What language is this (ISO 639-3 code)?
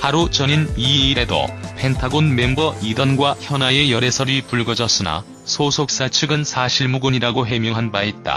kor